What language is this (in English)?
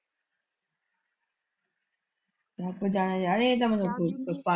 Punjabi